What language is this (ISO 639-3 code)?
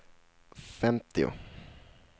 swe